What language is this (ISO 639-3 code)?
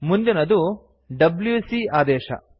kan